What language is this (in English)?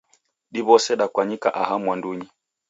Taita